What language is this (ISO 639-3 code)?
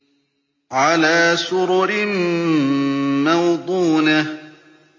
ara